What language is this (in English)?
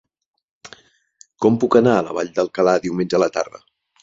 Catalan